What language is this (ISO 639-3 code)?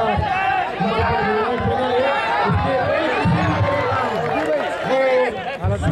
ara